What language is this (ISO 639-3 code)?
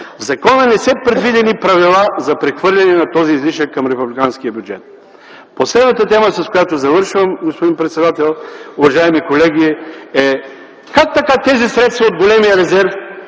bul